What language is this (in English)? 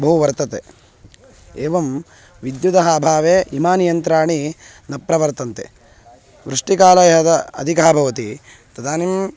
Sanskrit